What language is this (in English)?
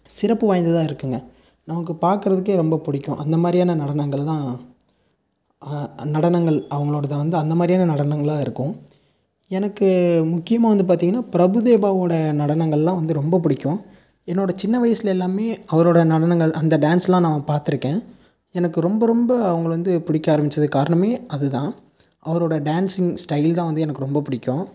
Tamil